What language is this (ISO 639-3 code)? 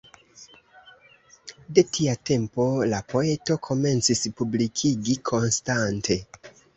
epo